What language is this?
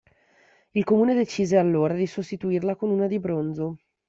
Italian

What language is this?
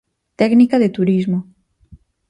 Galician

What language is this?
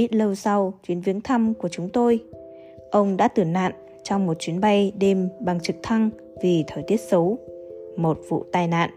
Vietnamese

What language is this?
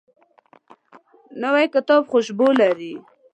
Pashto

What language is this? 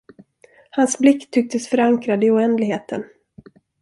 Swedish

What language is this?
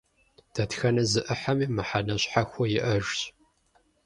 Kabardian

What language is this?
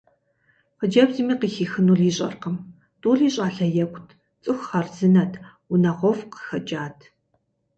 Kabardian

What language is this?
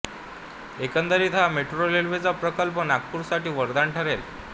Marathi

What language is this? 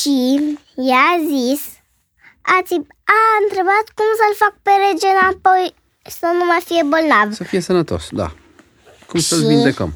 Romanian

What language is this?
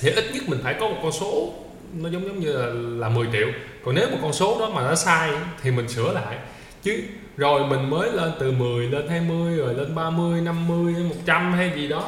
Vietnamese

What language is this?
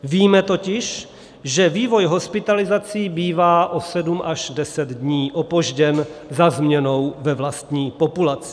Czech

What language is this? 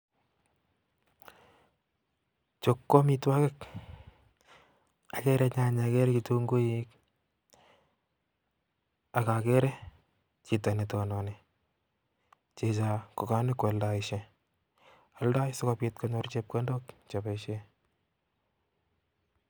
Kalenjin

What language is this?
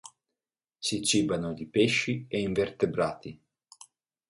Italian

